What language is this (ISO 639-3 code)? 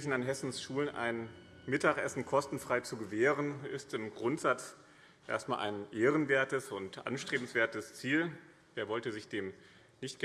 deu